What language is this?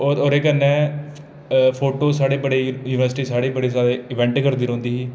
Dogri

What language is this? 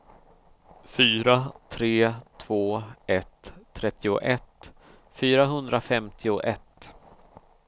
Swedish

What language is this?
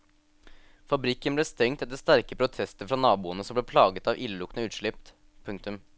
Norwegian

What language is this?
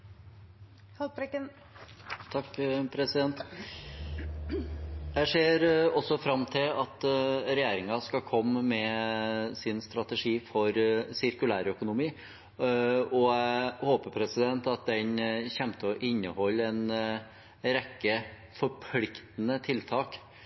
Norwegian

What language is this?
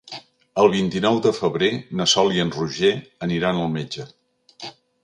Catalan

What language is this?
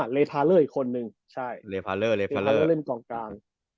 Thai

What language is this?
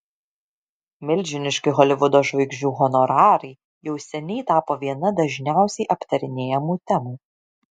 Lithuanian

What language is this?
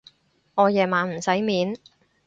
Cantonese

